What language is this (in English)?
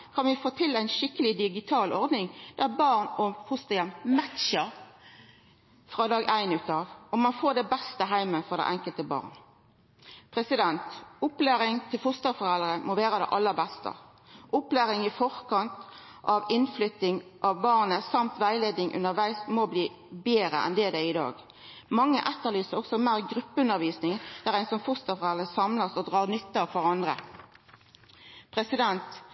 Norwegian Nynorsk